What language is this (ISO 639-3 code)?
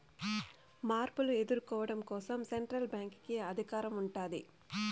tel